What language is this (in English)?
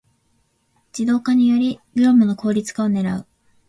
Japanese